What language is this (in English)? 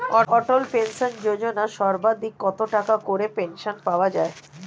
Bangla